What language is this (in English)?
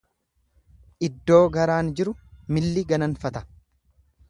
Oromo